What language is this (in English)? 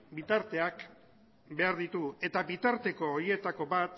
Basque